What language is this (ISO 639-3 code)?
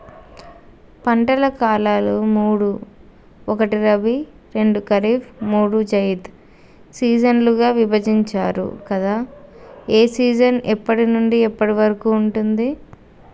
tel